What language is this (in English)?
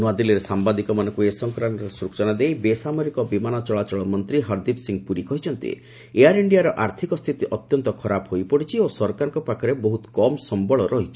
Odia